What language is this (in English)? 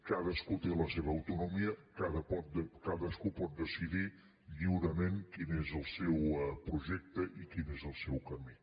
Catalan